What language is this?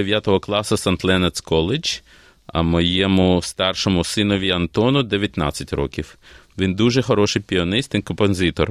Ukrainian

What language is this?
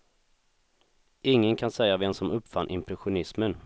Swedish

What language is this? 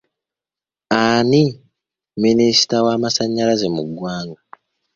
Ganda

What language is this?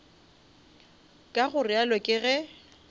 Northern Sotho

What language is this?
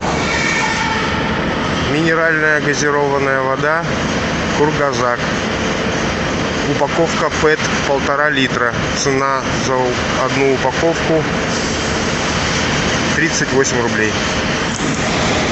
Russian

